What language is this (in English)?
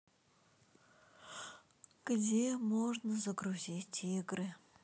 Russian